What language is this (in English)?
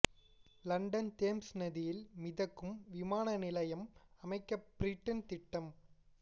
Tamil